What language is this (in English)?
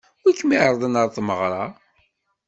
Kabyle